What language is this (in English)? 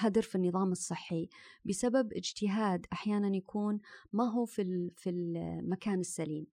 Arabic